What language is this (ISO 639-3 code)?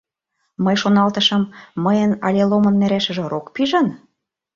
chm